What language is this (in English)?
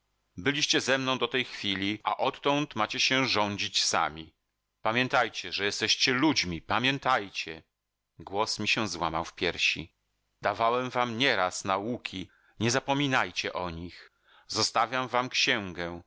Polish